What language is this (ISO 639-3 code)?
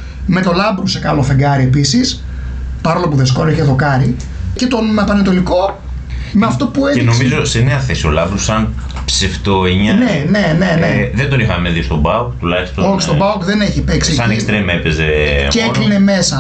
ell